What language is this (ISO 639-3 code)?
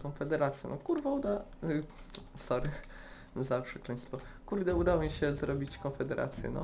pol